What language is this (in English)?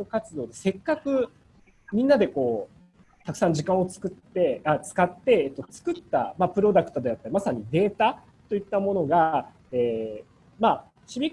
Japanese